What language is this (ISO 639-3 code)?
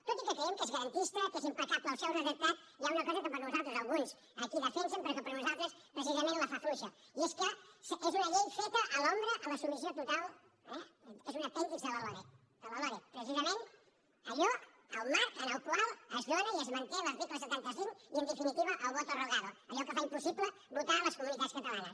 cat